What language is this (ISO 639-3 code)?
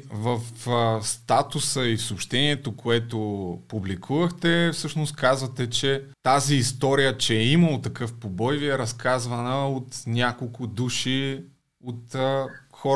bul